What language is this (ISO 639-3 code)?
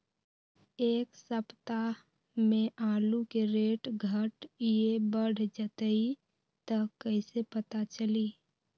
mag